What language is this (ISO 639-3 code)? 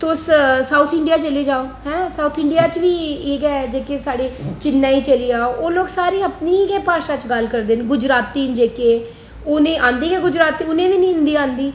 doi